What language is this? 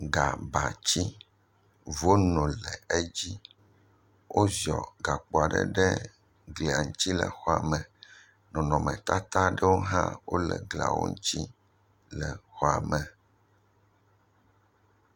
Ewe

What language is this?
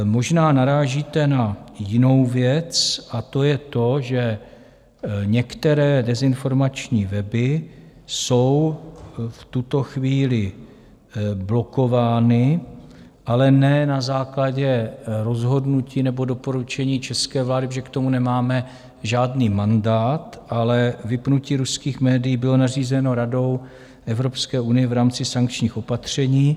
Czech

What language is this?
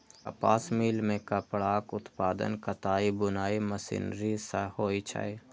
Maithili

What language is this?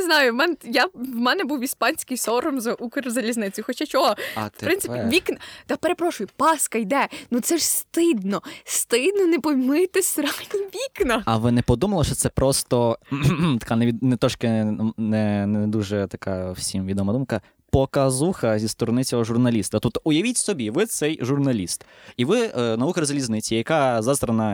Ukrainian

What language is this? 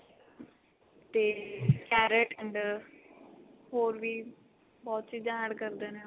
Punjabi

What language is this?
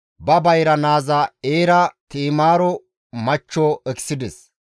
Gamo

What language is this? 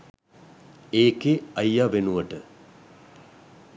Sinhala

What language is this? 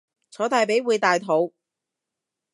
Cantonese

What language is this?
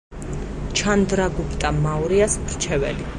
Georgian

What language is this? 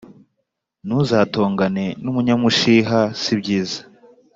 Kinyarwanda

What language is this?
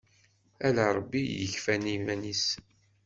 Kabyle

